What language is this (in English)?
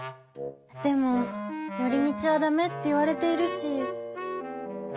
Japanese